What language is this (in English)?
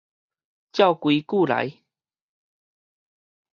Min Nan Chinese